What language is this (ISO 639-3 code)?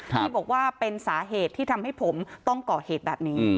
tha